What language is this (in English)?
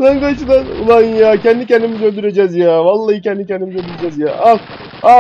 Turkish